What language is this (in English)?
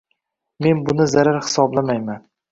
Uzbek